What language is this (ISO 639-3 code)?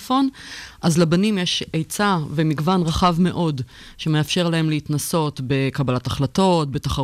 heb